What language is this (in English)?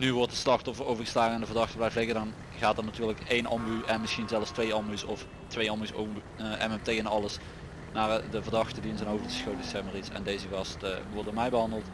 Dutch